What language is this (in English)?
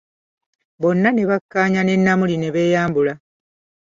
Ganda